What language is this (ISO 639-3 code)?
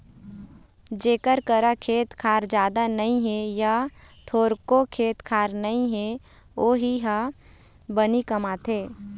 hne